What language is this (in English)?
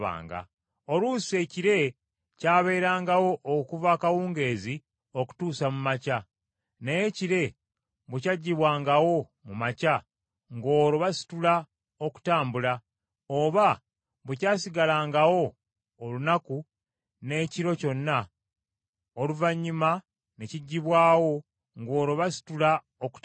Ganda